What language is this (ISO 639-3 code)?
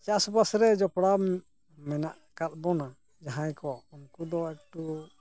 sat